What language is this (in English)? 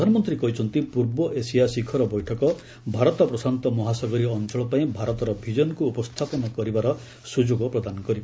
Odia